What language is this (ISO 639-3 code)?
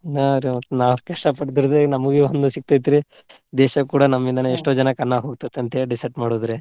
kan